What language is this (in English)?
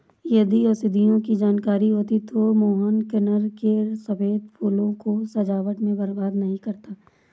Hindi